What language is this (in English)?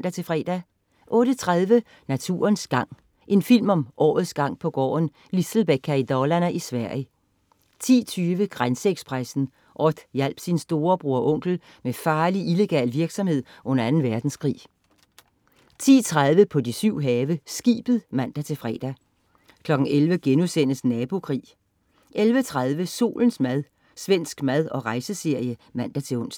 Danish